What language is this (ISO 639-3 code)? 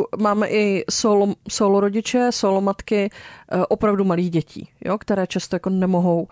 ces